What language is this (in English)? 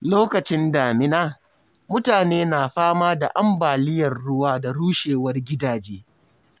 Hausa